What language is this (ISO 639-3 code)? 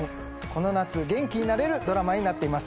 jpn